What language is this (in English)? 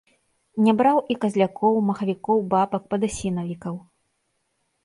Belarusian